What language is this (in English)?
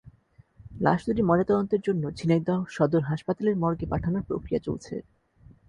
Bangla